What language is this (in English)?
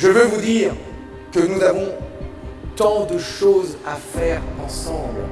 French